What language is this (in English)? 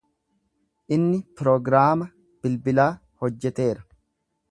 Oromo